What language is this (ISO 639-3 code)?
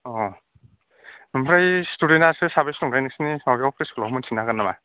brx